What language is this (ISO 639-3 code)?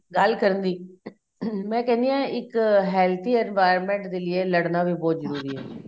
pan